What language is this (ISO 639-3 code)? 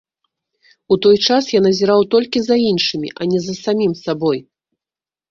bel